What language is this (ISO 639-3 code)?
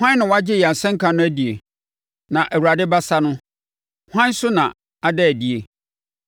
aka